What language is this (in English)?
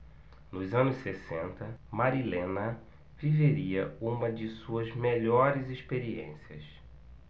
Portuguese